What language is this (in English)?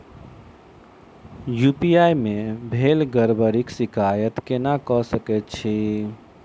Maithili